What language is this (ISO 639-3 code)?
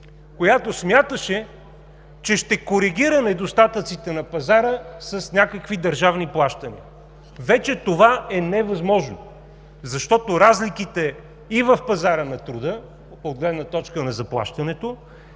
bul